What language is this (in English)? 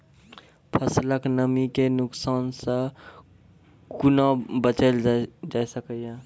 Maithili